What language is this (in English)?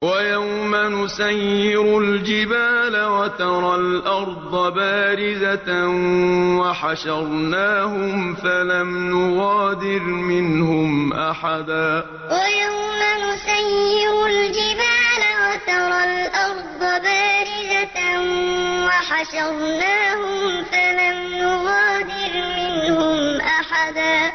Arabic